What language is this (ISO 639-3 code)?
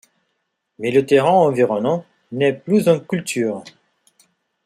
fra